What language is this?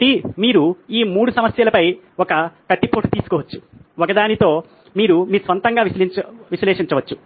Telugu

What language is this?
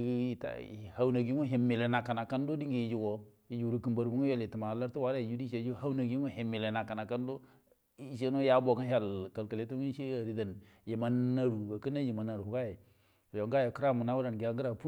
Buduma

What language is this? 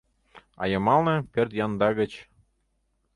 Mari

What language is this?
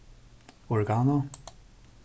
Faroese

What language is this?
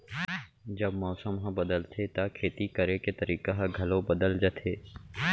Chhattisgarhi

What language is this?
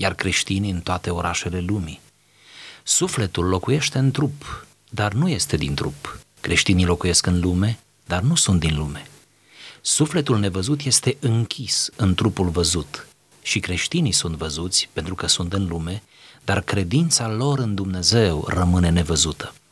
Romanian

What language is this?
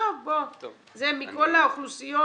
Hebrew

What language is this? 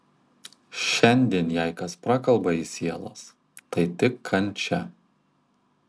Lithuanian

